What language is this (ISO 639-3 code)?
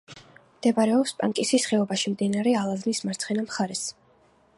kat